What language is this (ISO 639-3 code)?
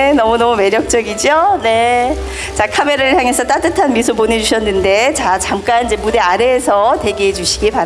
kor